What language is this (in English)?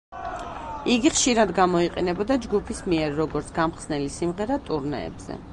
Georgian